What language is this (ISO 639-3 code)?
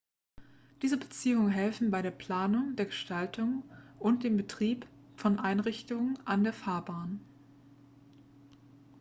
deu